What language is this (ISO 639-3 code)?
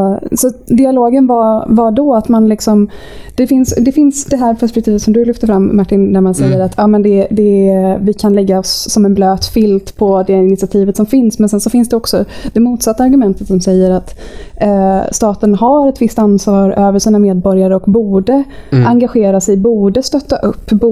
swe